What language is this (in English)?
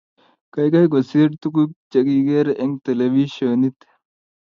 Kalenjin